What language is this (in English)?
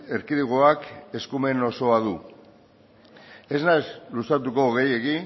Basque